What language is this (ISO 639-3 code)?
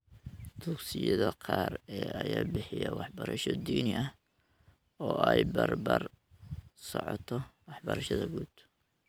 som